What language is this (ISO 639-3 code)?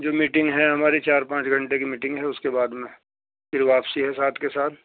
urd